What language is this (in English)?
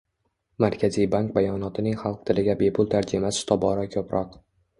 Uzbek